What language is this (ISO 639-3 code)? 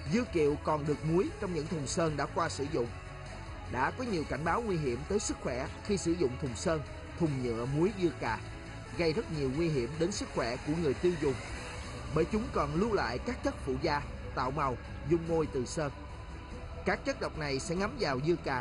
vie